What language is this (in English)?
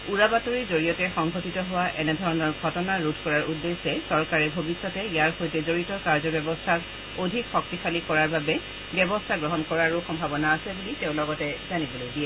Assamese